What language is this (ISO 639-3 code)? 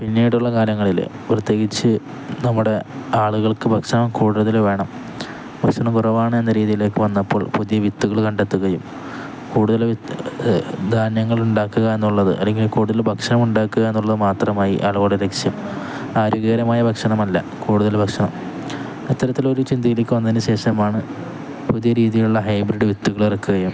mal